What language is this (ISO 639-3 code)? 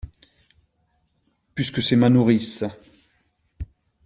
fra